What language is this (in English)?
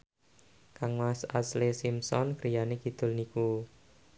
Javanese